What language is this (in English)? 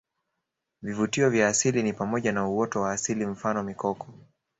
Swahili